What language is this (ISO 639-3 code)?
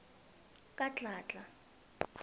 nbl